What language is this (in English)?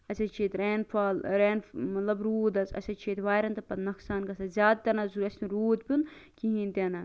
Kashmiri